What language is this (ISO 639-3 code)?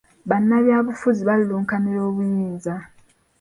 lug